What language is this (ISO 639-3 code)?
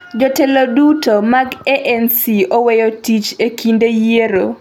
luo